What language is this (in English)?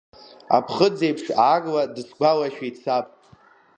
Abkhazian